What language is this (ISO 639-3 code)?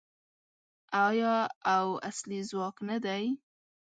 pus